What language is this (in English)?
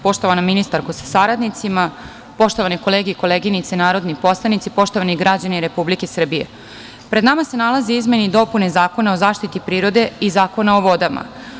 Serbian